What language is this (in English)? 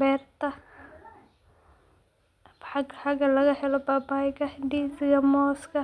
Somali